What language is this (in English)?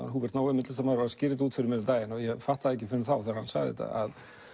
Icelandic